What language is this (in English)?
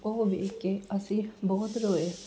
Punjabi